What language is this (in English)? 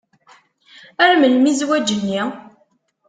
Kabyle